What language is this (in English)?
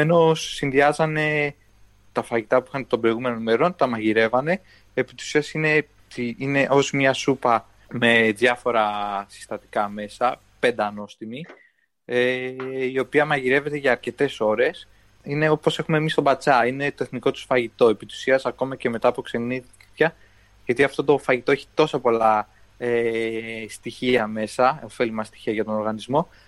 Greek